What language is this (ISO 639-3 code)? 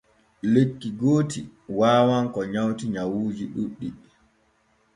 fue